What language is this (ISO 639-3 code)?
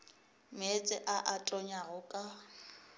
nso